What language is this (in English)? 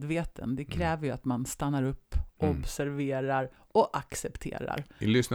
Swedish